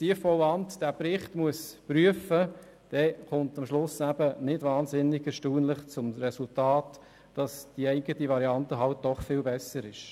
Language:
Swiss German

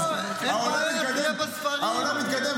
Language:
Hebrew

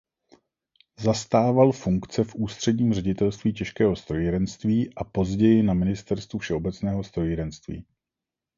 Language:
Czech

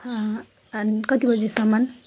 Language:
Nepali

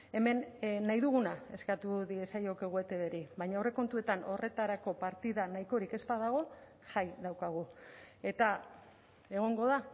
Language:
Basque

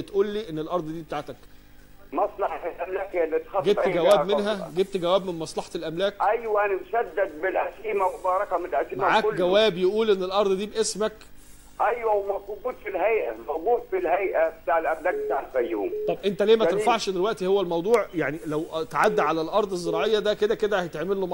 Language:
Arabic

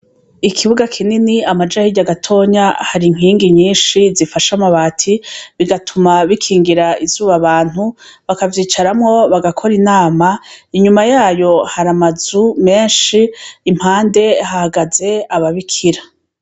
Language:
Rundi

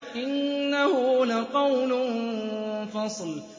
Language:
Arabic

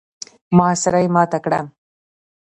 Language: Pashto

